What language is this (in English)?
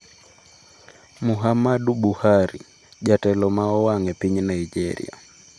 Luo (Kenya and Tanzania)